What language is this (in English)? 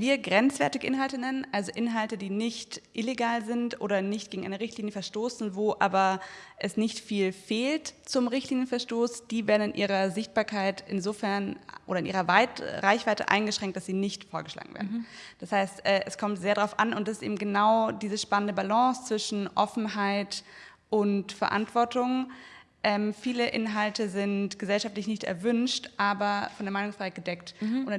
German